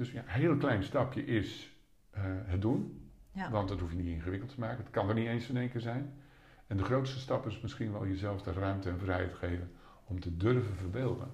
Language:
Dutch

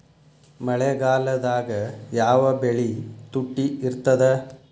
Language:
Kannada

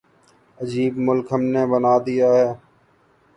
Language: Urdu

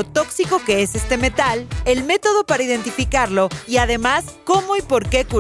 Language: Spanish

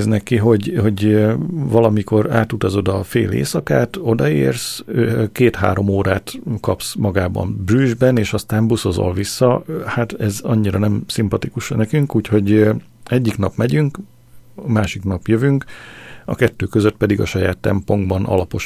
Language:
Hungarian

